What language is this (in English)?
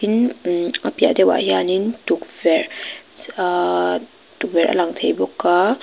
Mizo